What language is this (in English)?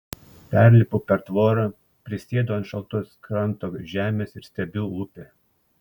Lithuanian